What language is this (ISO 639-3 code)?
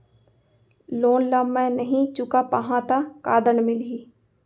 hne